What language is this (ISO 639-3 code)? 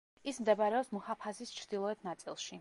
kat